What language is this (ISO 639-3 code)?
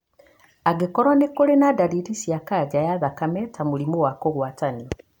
kik